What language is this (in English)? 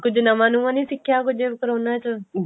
Punjabi